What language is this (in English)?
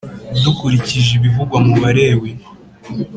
Kinyarwanda